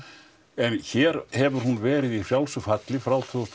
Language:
Icelandic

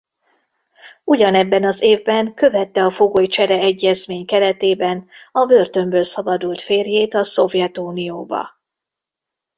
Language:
Hungarian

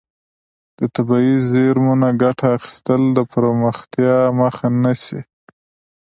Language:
Pashto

